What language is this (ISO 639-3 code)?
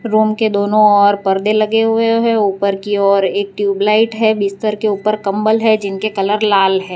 hin